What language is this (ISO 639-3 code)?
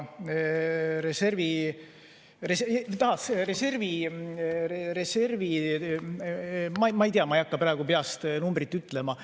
est